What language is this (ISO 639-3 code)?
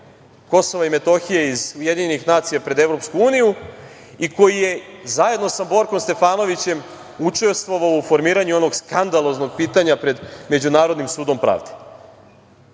srp